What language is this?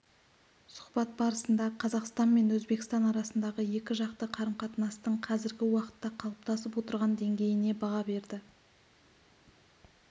Kazakh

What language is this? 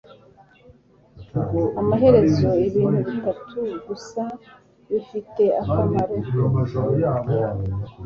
Kinyarwanda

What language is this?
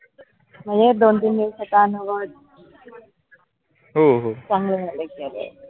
Marathi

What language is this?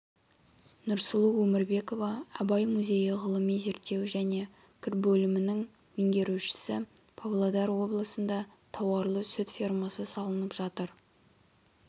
Kazakh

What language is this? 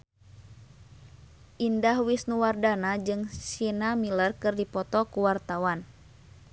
Sundanese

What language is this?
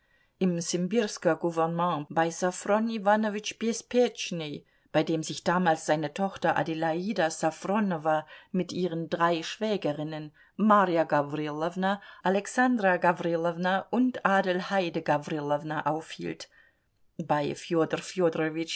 German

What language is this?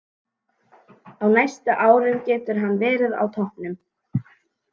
Icelandic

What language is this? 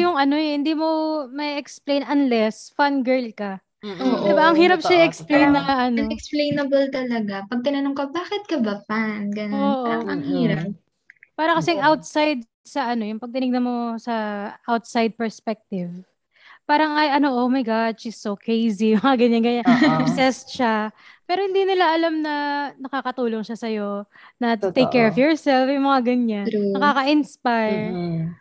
Filipino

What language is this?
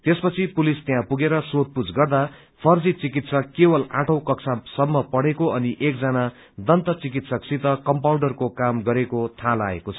Nepali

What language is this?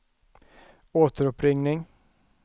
Swedish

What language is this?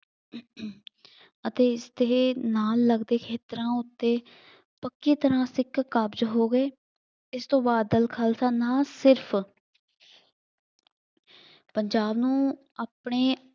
Punjabi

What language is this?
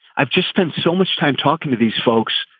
English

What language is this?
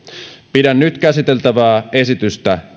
Finnish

